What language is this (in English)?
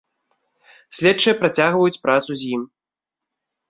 Belarusian